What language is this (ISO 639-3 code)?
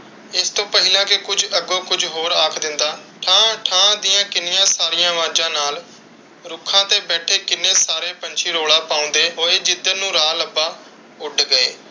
pan